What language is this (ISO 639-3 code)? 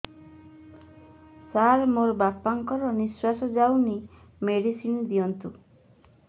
ori